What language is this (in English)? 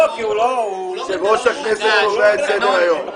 Hebrew